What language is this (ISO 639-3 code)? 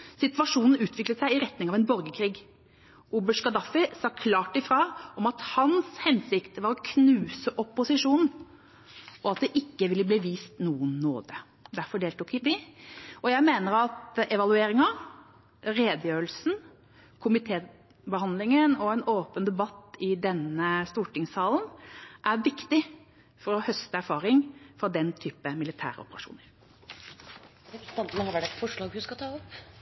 nor